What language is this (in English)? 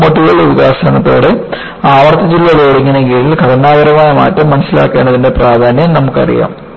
Malayalam